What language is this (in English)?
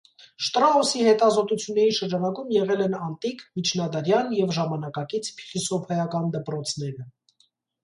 Armenian